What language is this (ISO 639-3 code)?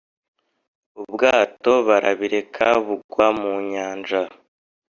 kin